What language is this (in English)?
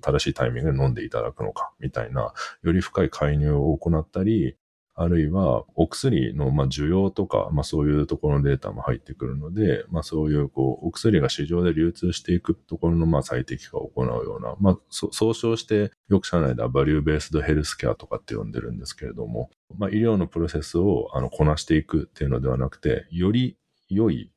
Japanese